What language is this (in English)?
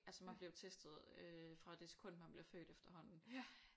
Danish